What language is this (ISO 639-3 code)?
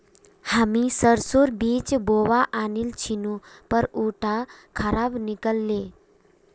mag